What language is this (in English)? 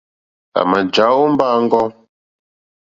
Mokpwe